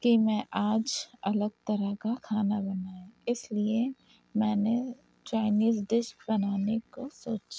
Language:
Urdu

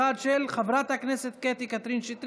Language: Hebrew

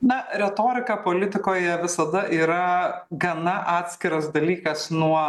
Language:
Lithuanian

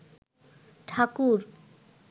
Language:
Bangla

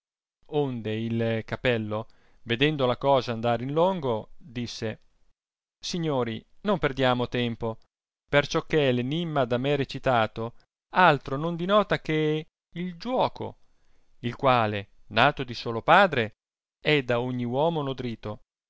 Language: Italian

